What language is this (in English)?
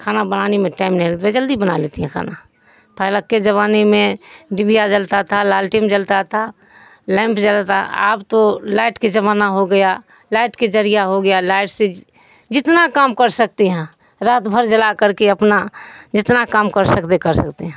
Urdu